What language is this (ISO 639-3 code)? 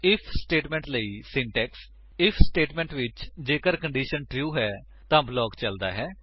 pan